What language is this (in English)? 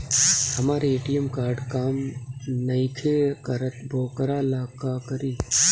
Bhojpuri